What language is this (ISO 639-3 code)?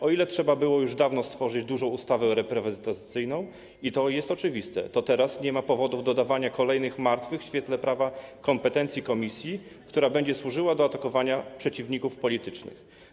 pol